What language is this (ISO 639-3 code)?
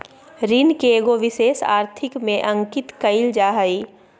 mag